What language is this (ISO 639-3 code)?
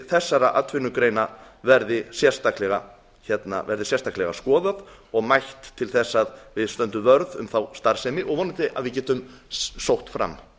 isl